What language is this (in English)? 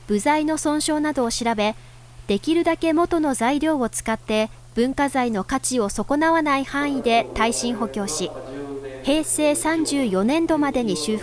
Japanese